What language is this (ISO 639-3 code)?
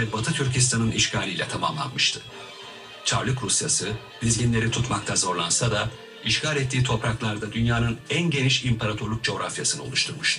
tur